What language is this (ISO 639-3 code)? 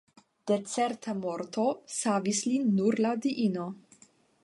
epo